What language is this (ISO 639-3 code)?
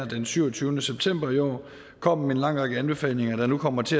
dan